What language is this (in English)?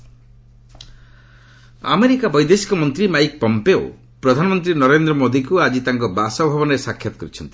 Odia